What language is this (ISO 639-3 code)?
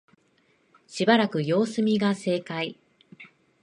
jpn